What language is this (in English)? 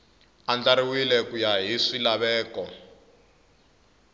Tsonga